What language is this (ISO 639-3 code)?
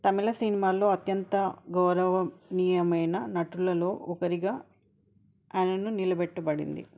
tel